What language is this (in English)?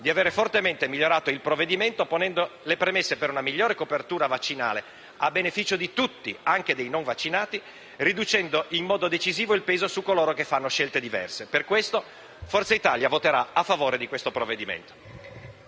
Italian